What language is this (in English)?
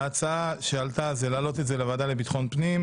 Hebrew